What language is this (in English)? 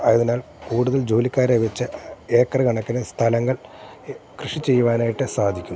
Malayalam